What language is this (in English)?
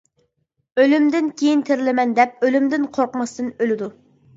Uyghur